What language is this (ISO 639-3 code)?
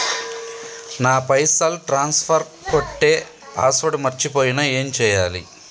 tel